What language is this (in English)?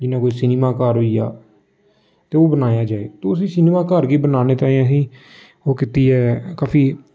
Dogri